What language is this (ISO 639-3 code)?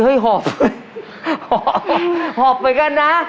tha